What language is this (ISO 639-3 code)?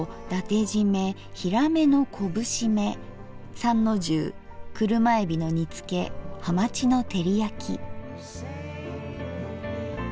jpn